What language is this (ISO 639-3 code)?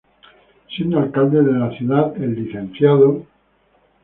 spa